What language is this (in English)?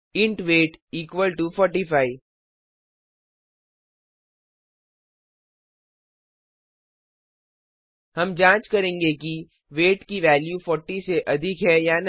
Hindi